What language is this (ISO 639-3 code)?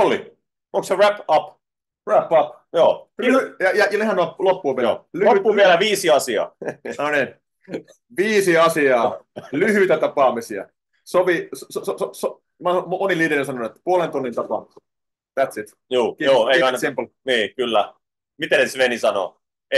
fin